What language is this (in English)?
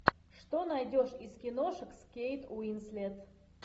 Russian